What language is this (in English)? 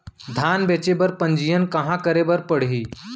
Chhattisgarhi